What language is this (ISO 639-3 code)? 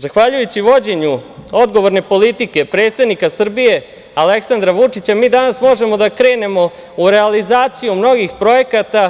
srp